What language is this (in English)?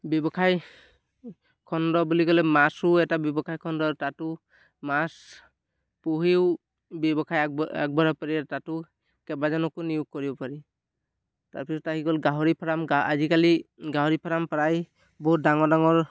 Assamese